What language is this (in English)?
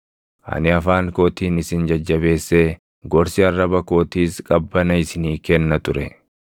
Oromo